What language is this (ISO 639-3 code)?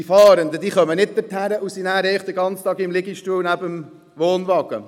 gsw